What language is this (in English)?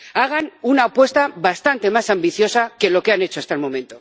Spanish